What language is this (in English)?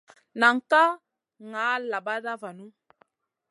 Masana